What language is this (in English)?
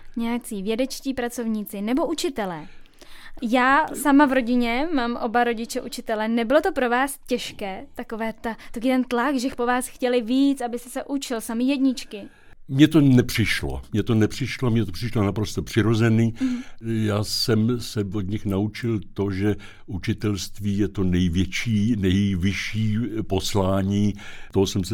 Czech